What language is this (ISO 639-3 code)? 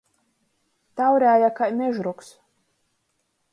ltg